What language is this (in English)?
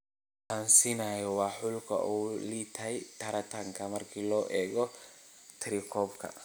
Somali